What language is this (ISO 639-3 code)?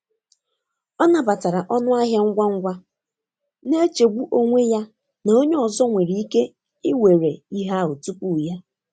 ibo